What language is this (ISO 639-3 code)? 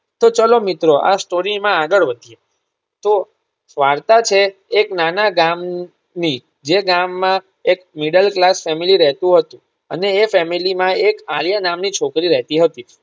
guj